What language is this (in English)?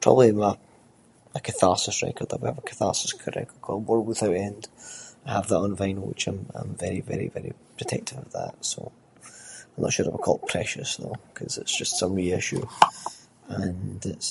Scots